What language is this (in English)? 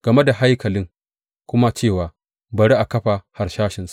Hausa